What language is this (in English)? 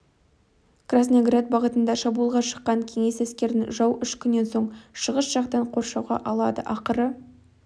Kazakh